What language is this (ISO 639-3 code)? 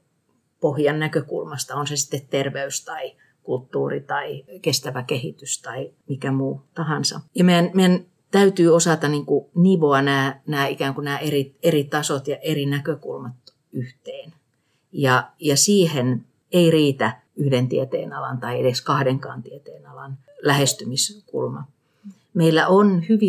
fin